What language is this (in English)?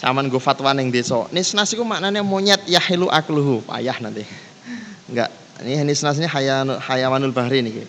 Indonesian